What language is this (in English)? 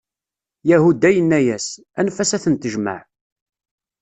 Kabyle